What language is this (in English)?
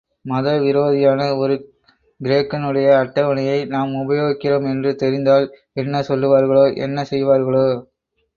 Tamil